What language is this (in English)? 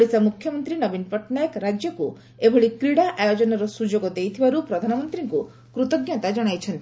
Odia